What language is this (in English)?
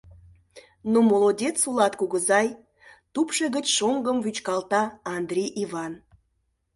Mari